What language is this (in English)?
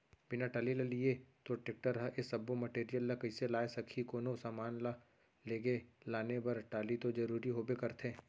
Chhattisgarhi